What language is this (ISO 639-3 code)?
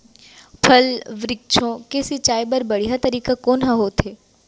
hne